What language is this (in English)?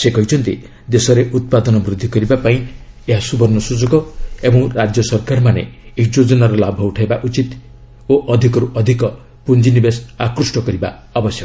Odia